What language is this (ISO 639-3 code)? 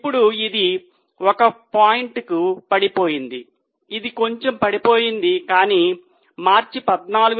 tel